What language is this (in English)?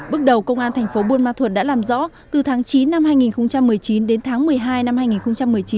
Vietnamese